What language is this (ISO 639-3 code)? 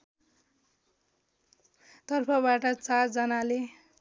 nep